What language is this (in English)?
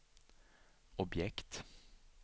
Swedish